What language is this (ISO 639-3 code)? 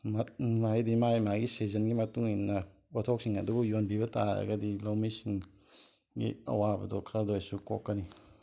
mni